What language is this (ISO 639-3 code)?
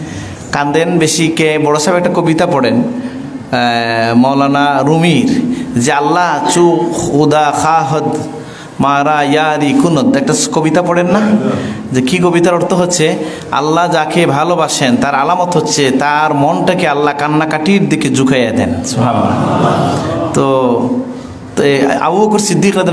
ind